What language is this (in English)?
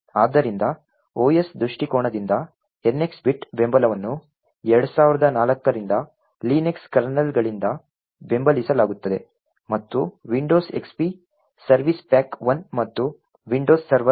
Kannada